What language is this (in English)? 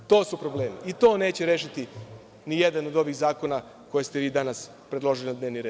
Serbian